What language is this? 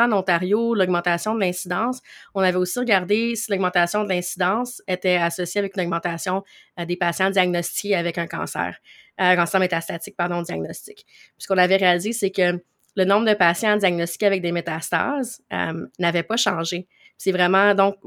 French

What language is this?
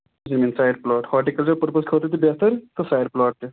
Kashmiri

